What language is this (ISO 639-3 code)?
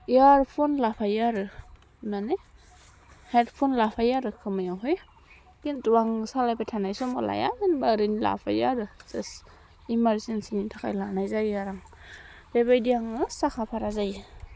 brx